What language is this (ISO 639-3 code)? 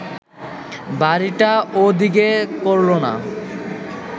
ben